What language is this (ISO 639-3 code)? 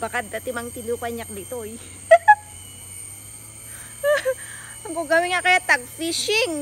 fil